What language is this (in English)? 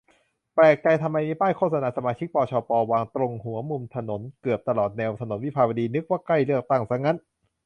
Thai